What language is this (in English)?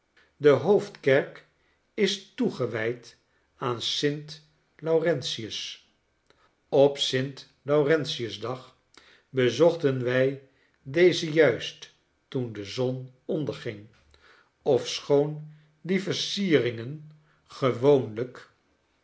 Dutch